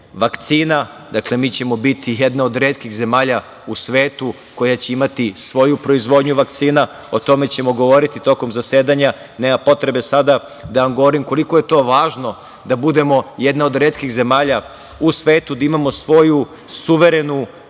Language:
Serbian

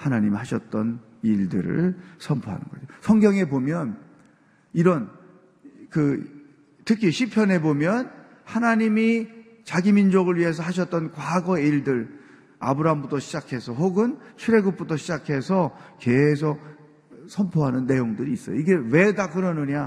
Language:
Korean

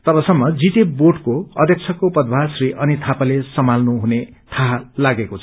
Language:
Nepali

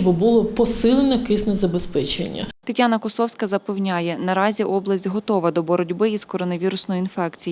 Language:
Ukrainian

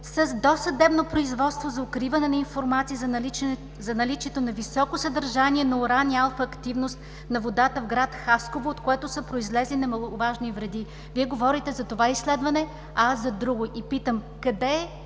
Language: Bulgarian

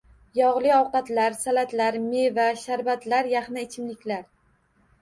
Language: Uzbek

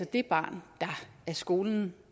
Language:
Danish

